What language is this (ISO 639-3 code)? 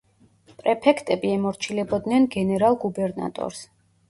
kat